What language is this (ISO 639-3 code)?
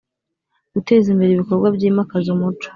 kin